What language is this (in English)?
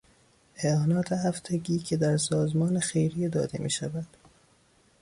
Persian